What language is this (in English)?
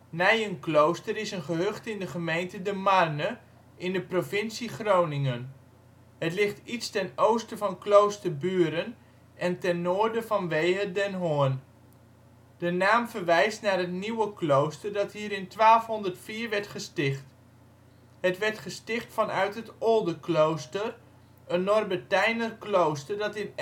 Dutch